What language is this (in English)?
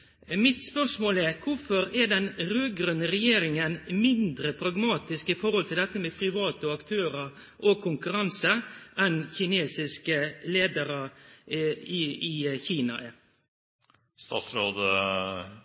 Norwegian Nynorsk